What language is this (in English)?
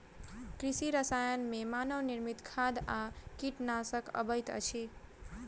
Maithili